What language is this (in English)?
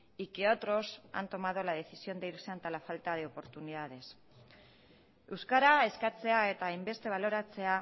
Spanish